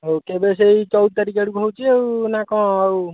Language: Odia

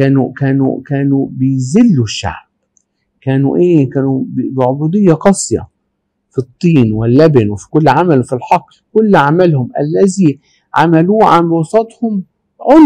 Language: Arabic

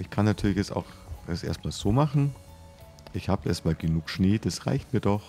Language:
German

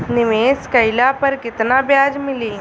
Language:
Bhojpuri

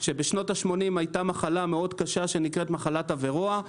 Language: Hebrew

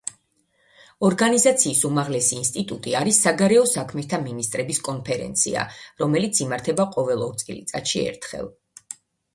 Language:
Georgian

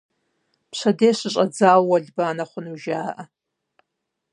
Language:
Kabardian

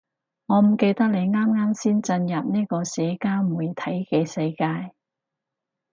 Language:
Cantonese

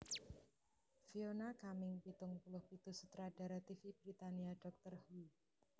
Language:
Javanese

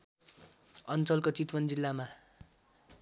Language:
Nepali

